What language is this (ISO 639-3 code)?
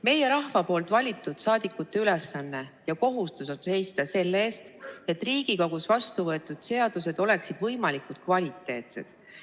est